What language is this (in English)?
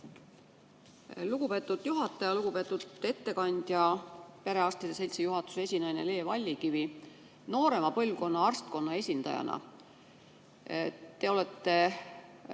Estonian